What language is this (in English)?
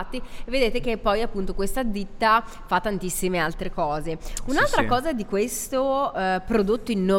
Italian